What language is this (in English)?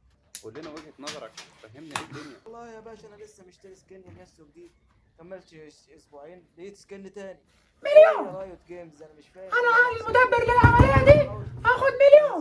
Arabic